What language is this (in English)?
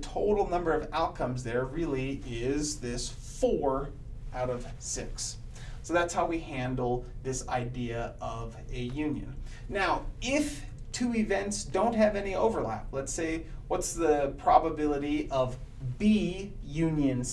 English